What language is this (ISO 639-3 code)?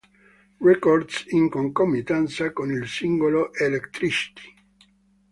ita